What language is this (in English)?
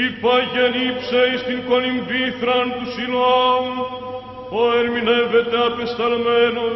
Greek